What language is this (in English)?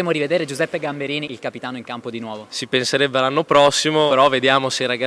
Italian